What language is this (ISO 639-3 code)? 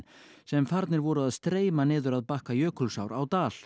isl